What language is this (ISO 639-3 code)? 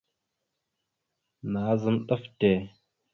mxu